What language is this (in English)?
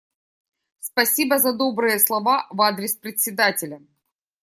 Russian